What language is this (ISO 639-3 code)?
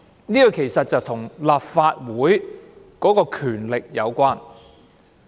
yue